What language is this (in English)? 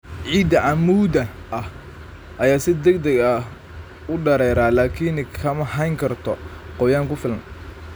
Somali